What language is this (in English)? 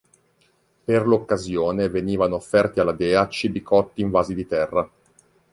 Italian